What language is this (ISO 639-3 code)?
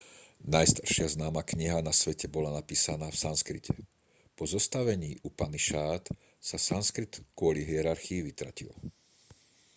slk